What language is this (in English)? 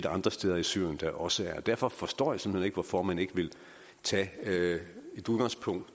Danish